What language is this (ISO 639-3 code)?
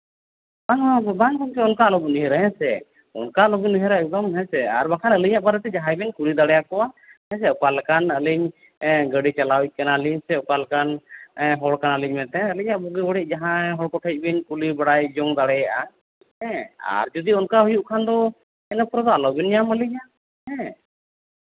sat